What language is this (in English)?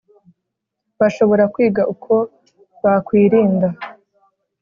Kinyarwanda